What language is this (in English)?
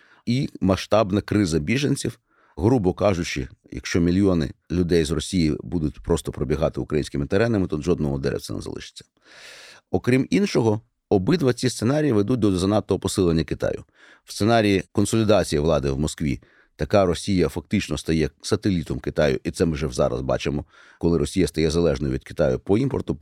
Ukrainian